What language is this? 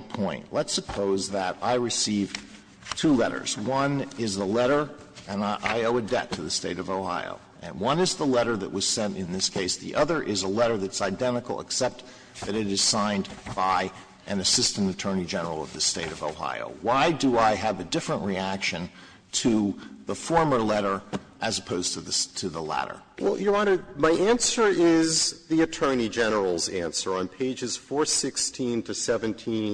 English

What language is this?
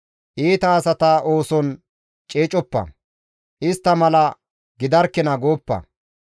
Gamo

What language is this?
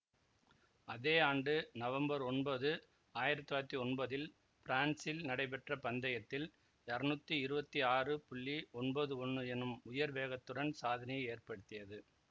Tamil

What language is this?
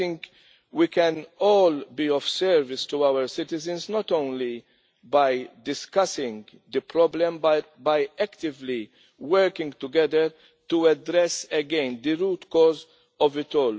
English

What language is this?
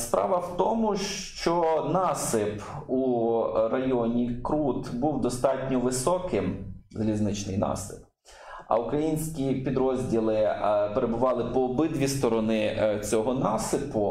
Ukrainian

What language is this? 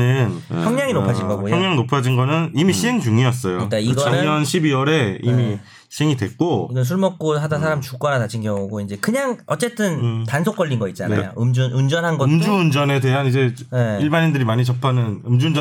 Korean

